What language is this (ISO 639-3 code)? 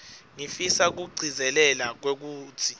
ssw